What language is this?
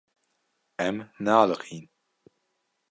Kurdish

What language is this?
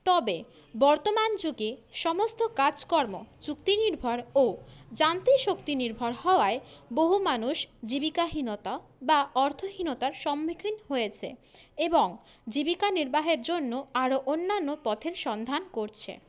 Bangla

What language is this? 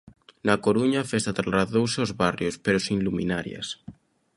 Galician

